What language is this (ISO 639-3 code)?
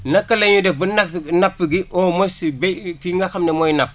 wol